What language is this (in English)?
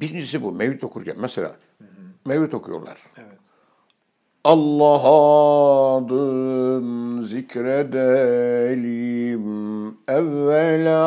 Turkish